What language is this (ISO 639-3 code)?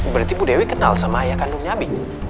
ind